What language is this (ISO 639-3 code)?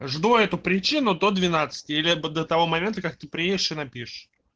rus